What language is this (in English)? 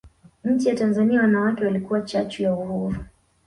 Swahili